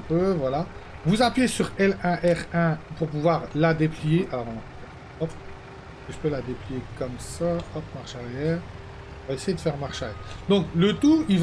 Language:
French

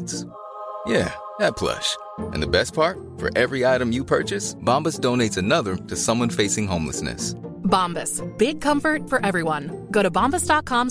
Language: Swedish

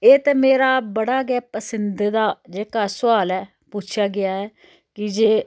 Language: Dogri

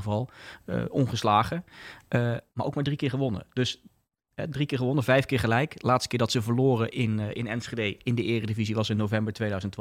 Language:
Dutch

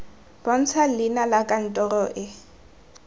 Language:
Tswana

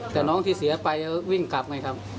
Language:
Thai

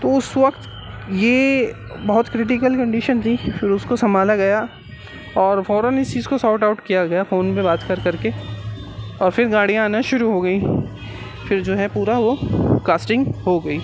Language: Urdu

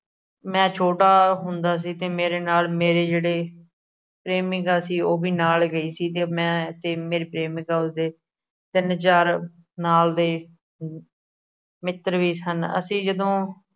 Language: Punjabi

